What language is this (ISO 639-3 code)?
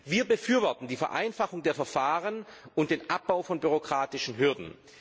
deu